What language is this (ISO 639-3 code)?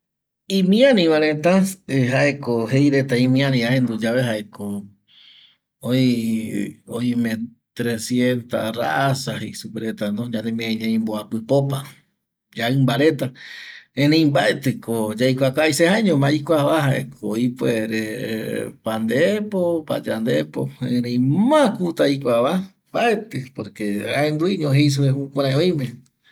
gui